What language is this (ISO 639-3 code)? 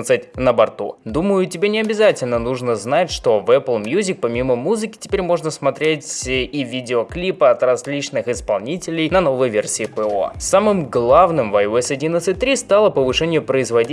rus